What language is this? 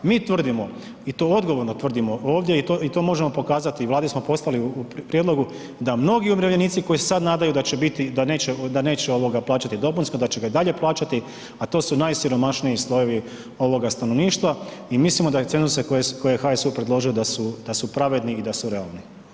Croatian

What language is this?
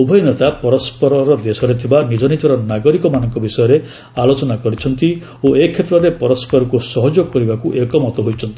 Odia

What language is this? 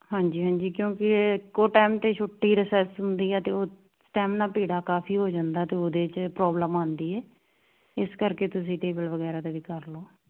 Punjabi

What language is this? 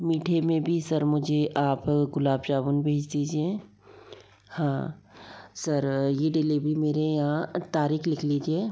Hindi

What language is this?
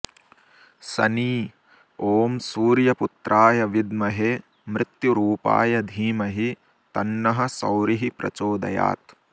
Sanskrit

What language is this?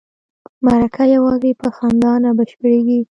Pashto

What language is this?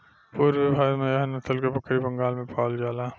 Bhojpuri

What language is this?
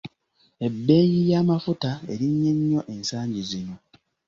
Ganda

